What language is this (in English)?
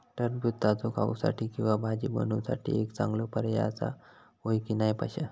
Marathi